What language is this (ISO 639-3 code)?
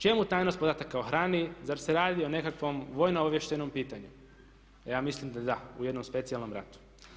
hrv